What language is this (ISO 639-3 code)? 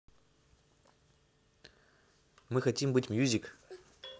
rus